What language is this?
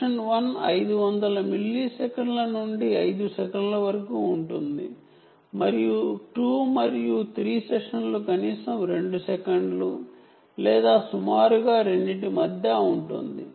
Telugu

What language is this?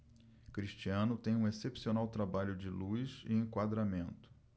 Portuguese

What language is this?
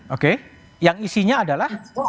Indonesian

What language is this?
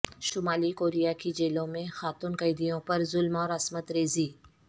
Urdu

